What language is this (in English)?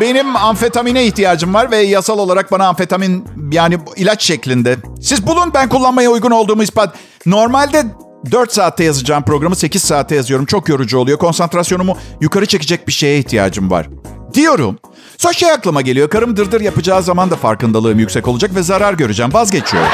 Turkish